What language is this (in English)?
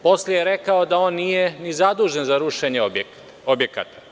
Serbian